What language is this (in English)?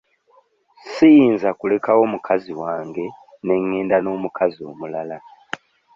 Ganda